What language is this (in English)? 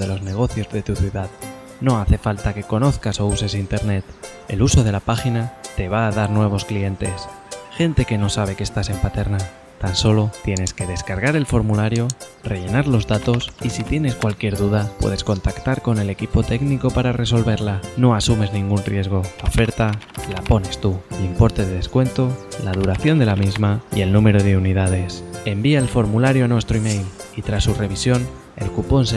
Spanish